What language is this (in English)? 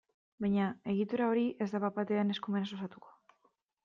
Basque